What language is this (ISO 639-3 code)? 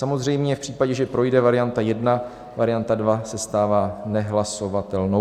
ces